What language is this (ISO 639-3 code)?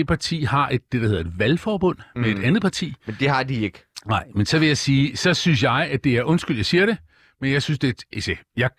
dan